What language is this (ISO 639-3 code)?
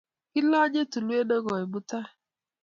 kln